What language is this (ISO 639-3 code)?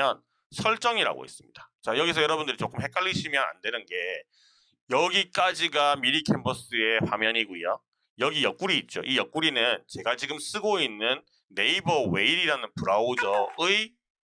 kor